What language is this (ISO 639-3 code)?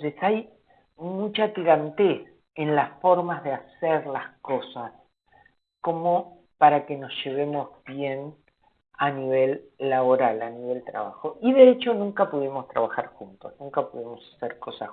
spa